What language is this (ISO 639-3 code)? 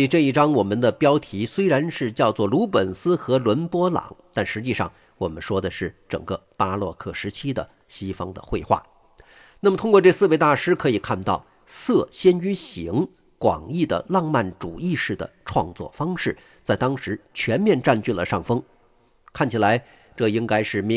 zho